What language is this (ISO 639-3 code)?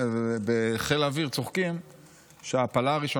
heb